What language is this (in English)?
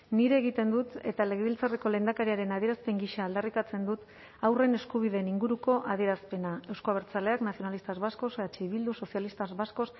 Basque